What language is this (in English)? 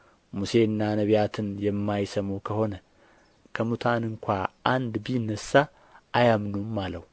Amharic